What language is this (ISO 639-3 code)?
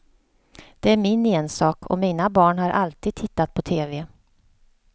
swe